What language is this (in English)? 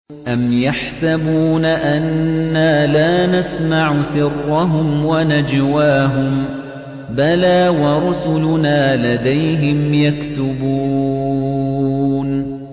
Arabic